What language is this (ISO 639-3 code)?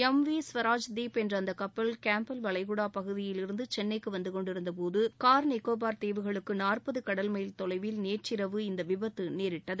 tam